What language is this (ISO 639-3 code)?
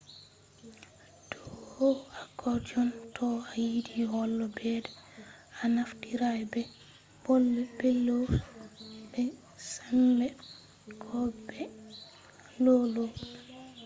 ful